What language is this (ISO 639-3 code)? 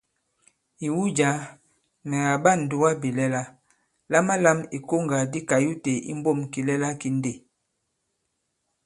abb